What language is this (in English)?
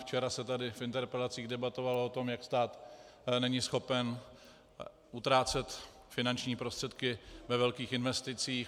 Czech